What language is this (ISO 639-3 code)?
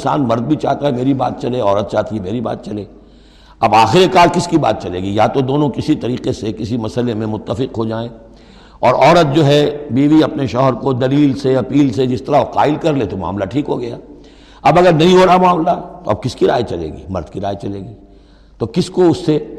urd